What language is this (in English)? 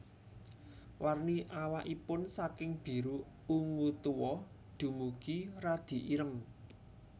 Javanese